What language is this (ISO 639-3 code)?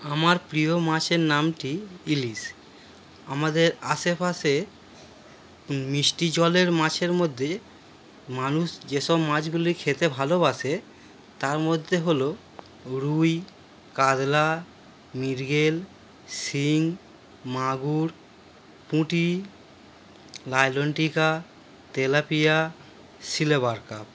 ben